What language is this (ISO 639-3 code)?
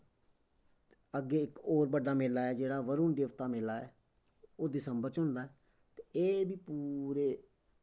doi